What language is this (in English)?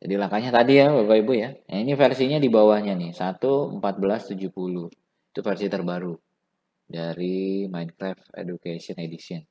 Indonesian